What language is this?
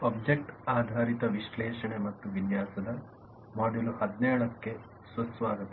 Kannada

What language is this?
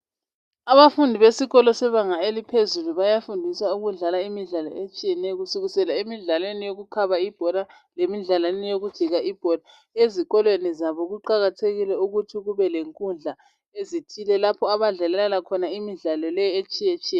North Ndebele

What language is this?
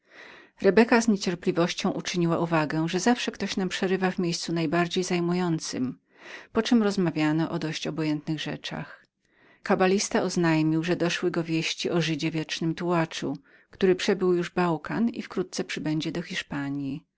Polish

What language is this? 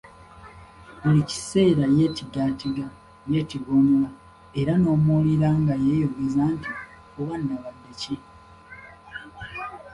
Ganda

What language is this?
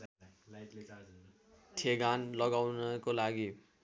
Nepali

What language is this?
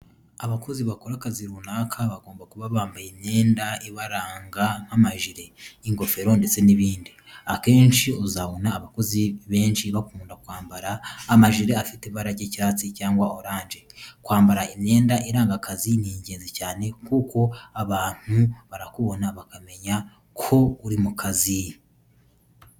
Kinyarwanda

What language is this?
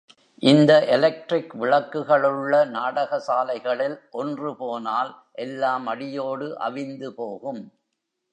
Tamil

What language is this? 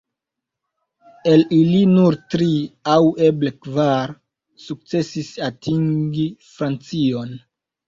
Esperanto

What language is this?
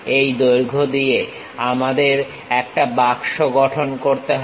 Bangla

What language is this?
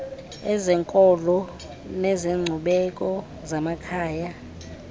Xhosa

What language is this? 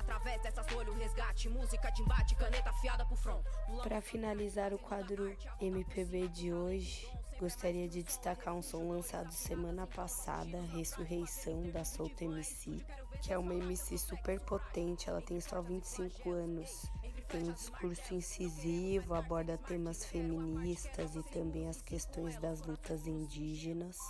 Portuguese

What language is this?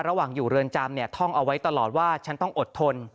Thai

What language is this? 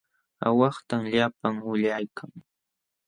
Jauja Wanca Quechua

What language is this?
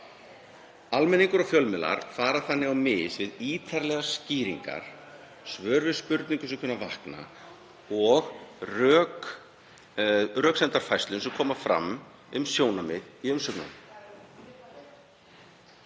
Icelandic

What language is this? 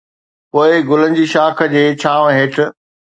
Sindhi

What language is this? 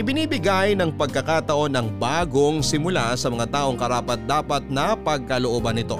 Filipino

